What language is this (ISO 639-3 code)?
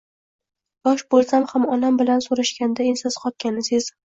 uzb